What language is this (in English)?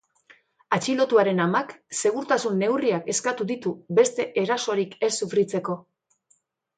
Basque